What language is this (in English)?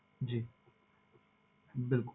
Punjabi